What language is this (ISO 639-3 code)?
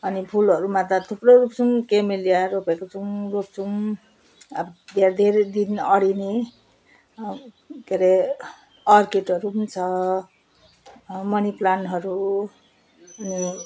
nep